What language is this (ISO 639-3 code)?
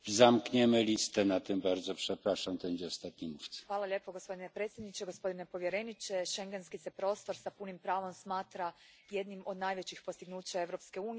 hrv